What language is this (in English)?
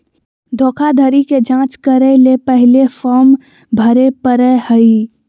Magahi